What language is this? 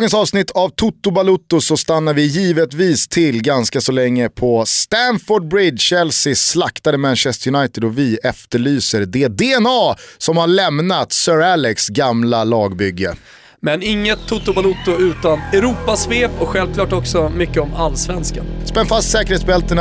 Swedish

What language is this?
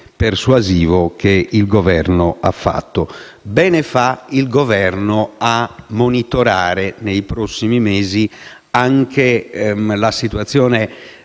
Italian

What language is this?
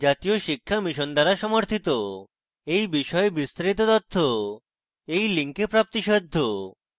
Bangla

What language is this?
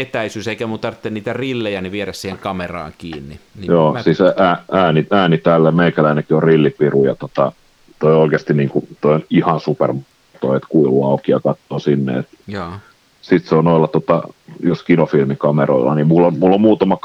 Finnish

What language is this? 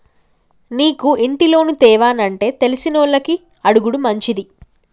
Telugu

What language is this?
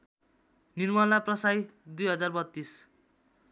Nepali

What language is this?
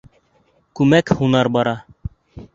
Bashkir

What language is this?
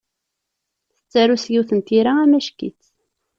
Kabyle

